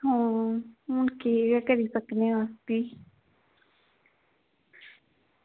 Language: Dogri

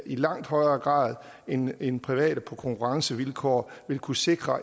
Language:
Danish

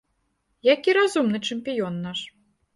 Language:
Belarusian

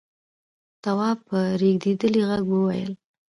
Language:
Pashto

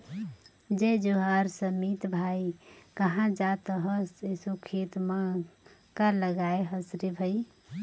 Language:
Chhattisgarhi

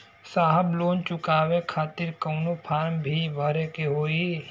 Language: Bhojpuri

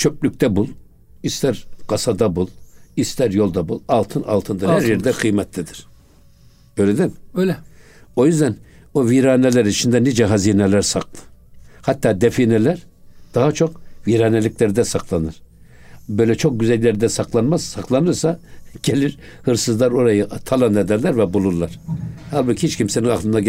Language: Turkish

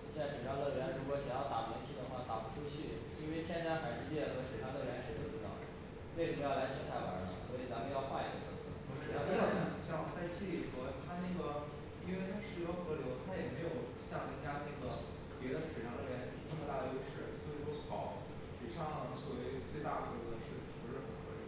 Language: Chinese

